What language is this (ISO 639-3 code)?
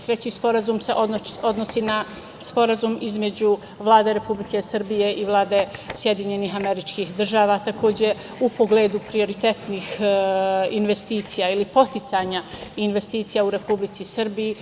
srp